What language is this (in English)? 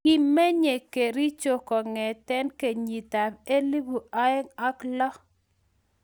Kalenjin